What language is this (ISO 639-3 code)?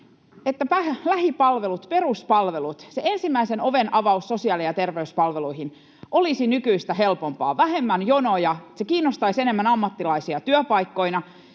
fin